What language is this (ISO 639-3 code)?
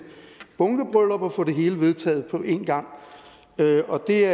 dan